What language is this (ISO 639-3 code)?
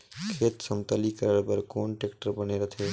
hne